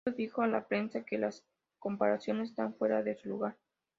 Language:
Spanish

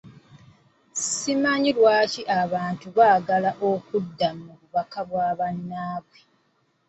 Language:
Ganda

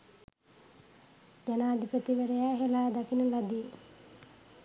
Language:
Sinhala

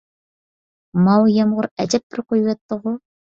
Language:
Uyghur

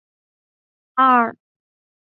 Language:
Chinese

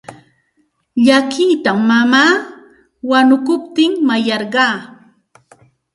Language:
Santa Ana de Tusi Pasco Quechua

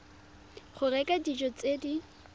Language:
Tswana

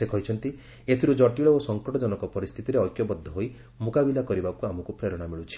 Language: Odia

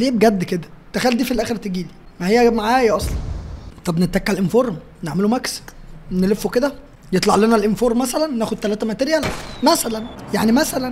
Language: Arabic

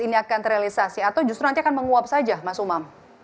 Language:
Indonesian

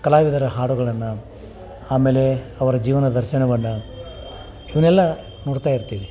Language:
Kannada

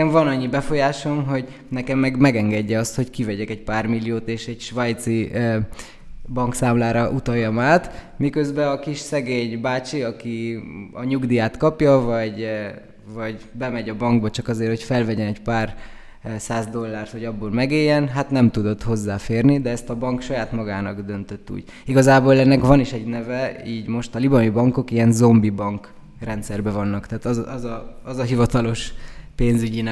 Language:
Hungarian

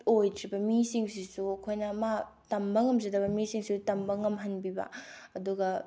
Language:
Manipuri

